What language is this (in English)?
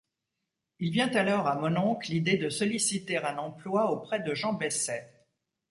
French